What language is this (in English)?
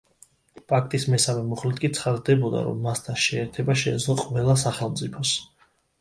Georgian